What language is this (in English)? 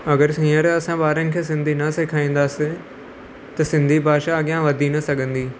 Sindhi